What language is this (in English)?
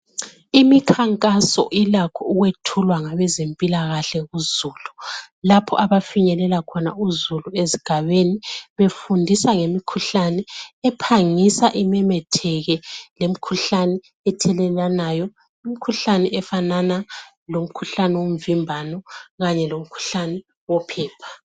North Ndebele